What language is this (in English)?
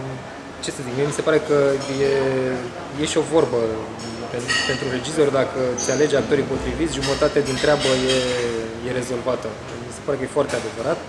Romanian